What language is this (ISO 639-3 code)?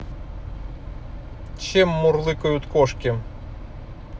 rus